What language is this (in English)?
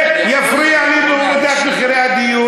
Hebrew